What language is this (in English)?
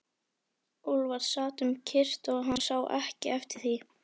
Icelandic